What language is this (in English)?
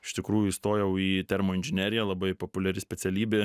Lithuanian